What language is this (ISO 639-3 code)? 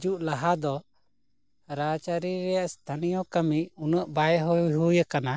sat